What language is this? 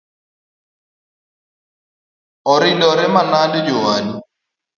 Luo (Kenya and Tanzania)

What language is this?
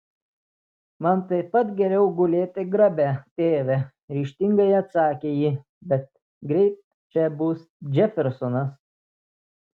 Lithuanian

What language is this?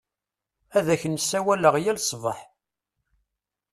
Kabyle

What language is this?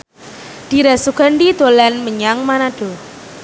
Javanese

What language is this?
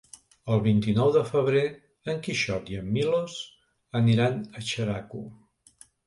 Catalan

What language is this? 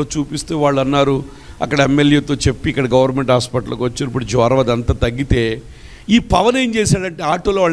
Telugu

